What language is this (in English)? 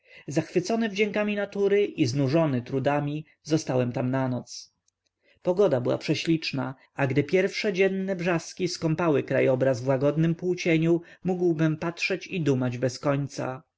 Polish